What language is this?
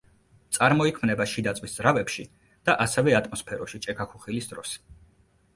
Georgian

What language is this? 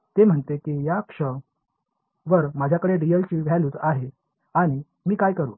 Marathi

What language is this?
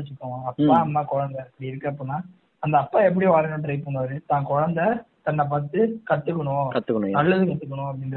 Tamil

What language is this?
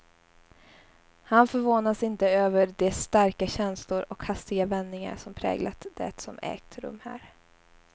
Swedish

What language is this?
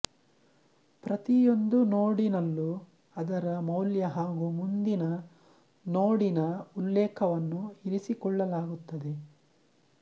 Kannada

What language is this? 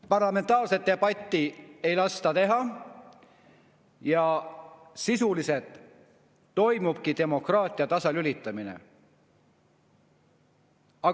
Estonian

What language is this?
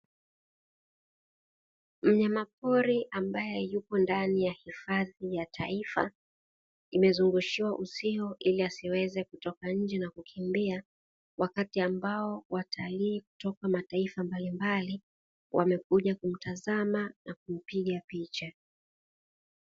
Swahili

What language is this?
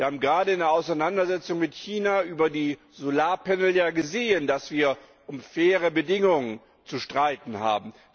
German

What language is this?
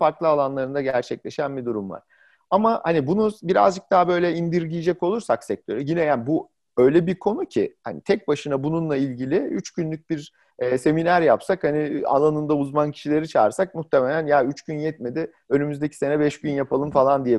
Turkish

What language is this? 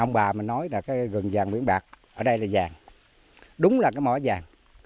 Vietnamese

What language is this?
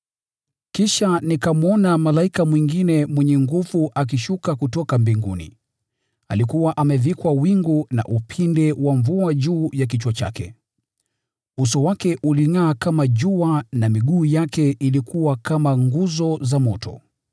Swahili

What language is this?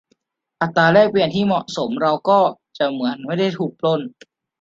Thai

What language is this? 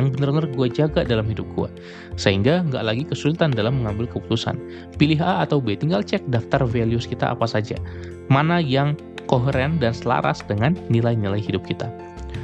Indonesian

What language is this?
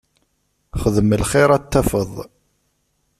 Kabyle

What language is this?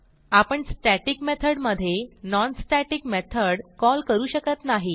Marathi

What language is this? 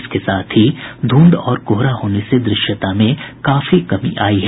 Hindi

